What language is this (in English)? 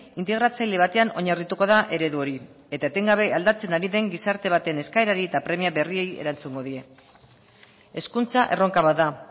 Basque